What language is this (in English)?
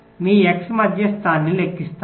Telugu